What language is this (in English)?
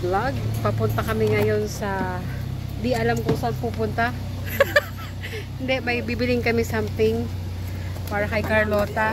Filipino